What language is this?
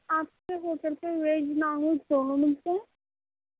Urdu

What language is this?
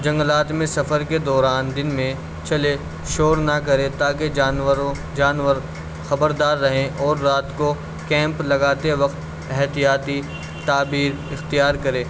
Urdu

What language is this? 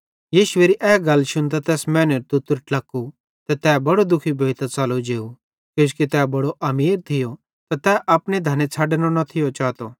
Bhadrawahi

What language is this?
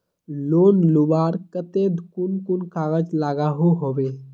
Magahi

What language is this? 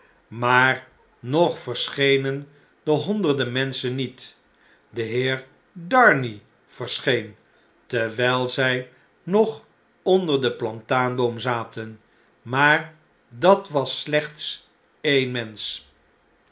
Dutch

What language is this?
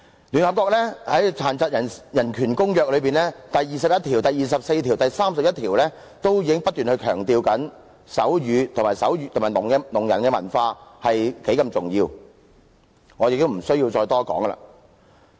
Cantonese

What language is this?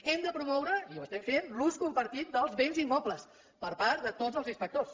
Catalan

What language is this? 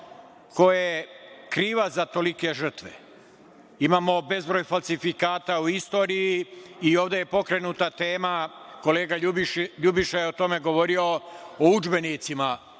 Serbian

